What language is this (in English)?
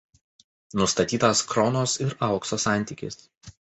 Lithuanian